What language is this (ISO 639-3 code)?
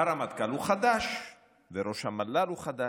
heb